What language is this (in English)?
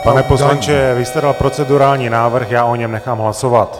Czech